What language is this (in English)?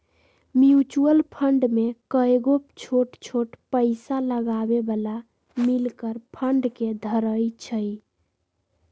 Magahi